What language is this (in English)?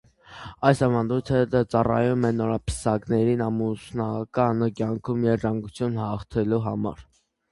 Armenian